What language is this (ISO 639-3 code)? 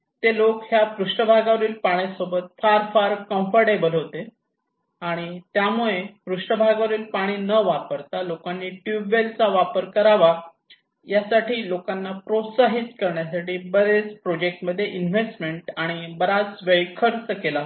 mar